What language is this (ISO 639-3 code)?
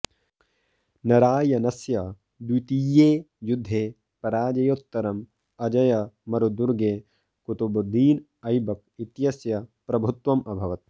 san